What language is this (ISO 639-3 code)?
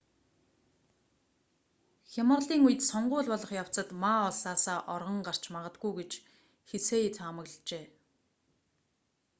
mon